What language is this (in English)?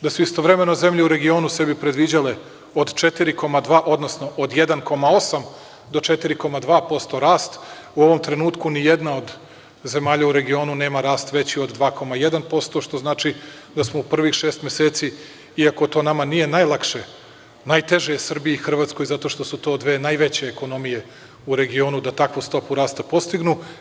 Serbian